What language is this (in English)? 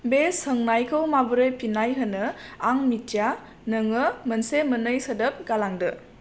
Bodo